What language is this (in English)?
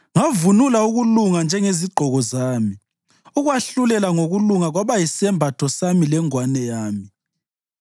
North Ndebele